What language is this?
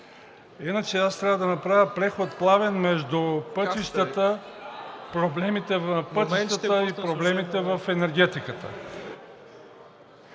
Bulgarian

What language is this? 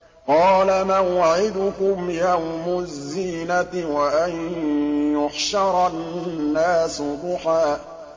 Arabic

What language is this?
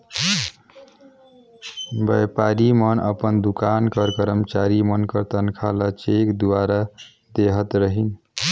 Chhattisgarhi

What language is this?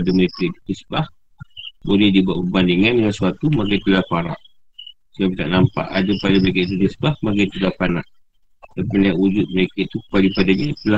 Malay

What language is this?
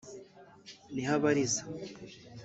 Kinyarwanda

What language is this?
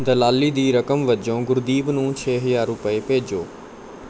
Punjabi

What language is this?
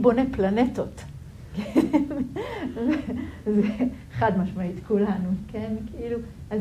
Hebrew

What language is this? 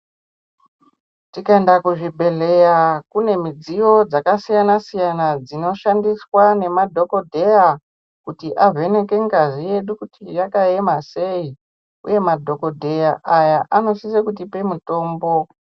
Ndau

